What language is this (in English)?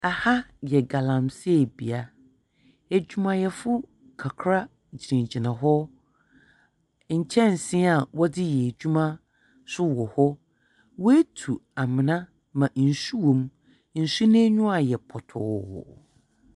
Akan